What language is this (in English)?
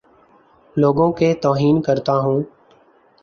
Urdu